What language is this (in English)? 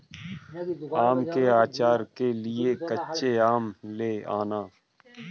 Hindi